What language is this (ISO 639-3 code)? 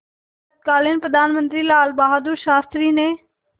hin